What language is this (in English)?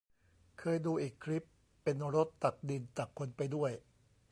Thai